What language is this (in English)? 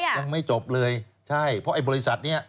Thai